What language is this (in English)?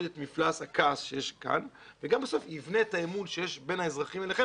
Hebrew